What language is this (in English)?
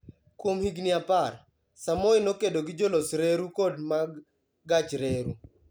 Luo (Kenya and Tanzania)